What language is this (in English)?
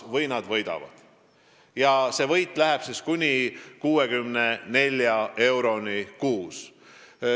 Estonian